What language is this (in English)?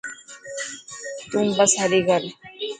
Dhatki